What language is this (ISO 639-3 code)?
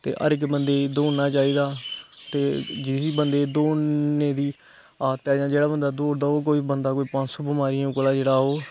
doi